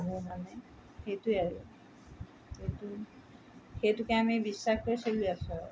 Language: Assamese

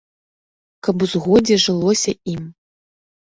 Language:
Belarusian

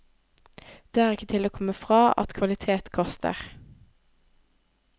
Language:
Norwegian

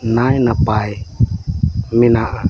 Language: Santali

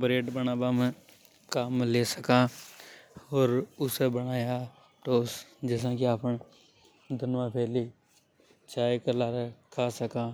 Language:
Hadothi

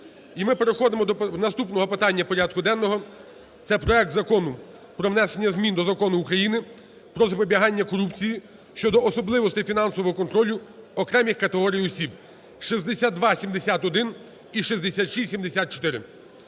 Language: Ukrainian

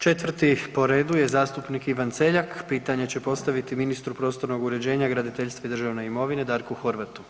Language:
Croatian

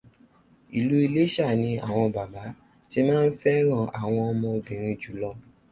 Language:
Yoruba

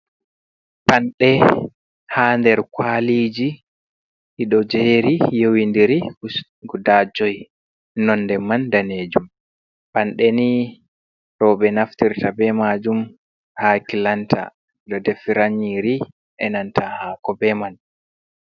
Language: Fula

